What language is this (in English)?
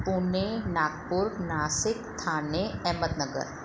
Sindhi